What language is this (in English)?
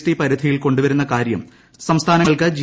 Malayalam